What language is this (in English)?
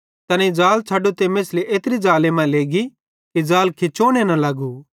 Bhadrawahi